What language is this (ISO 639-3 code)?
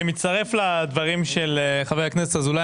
heb